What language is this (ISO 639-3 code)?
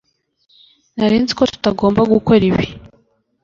kin